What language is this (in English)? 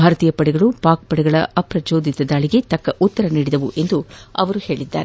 Kannada